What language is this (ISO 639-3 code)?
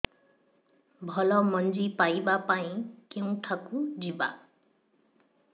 ori